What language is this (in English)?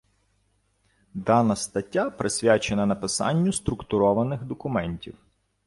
Ukrainian